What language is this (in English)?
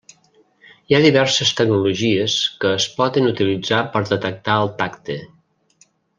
Catalan